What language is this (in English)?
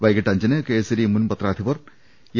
Malayalam